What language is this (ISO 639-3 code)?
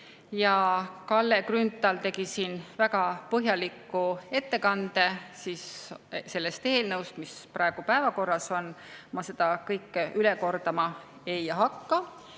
est